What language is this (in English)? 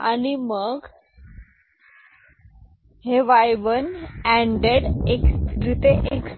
Marathi